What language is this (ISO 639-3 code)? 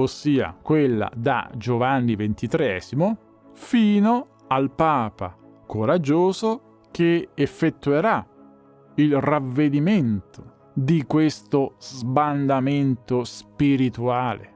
ita